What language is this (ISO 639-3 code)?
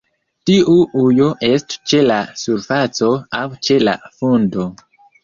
epo